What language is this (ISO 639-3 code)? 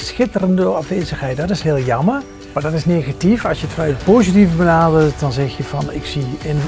nld